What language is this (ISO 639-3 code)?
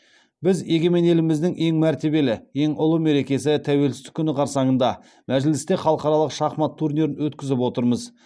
kaz